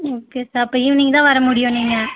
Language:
Tamil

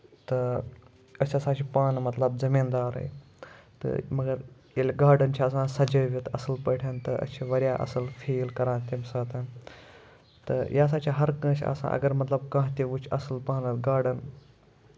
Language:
Kashmiri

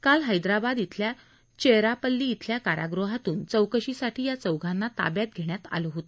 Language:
Marathi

